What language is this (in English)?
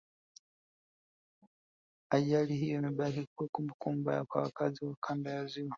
Swahili